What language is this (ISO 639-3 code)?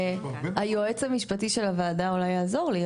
heb